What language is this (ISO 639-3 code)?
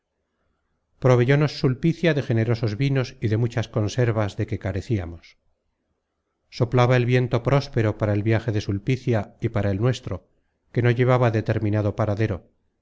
spa